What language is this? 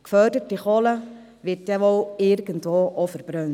Swiss German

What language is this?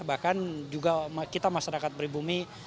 Indonesian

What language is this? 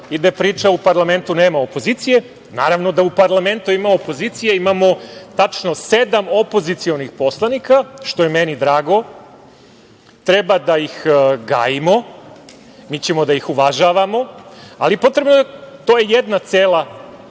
Serbian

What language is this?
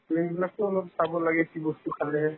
Assamese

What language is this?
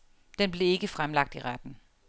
Danish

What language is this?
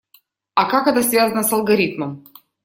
Russian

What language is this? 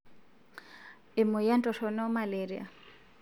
Masai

